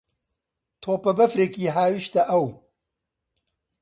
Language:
Central Kurdish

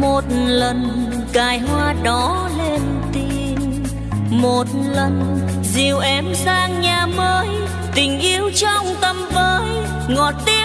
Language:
Vietnamese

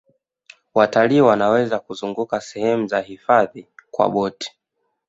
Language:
Swahili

